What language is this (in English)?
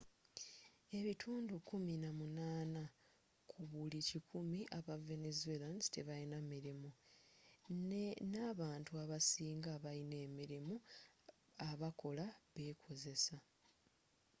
Ganda